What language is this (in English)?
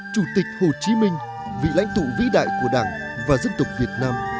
Vietnamese